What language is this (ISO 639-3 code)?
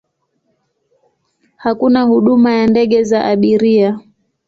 swa